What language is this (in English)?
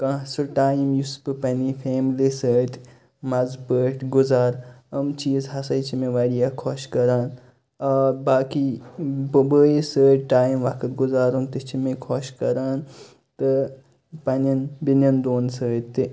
Kashmiri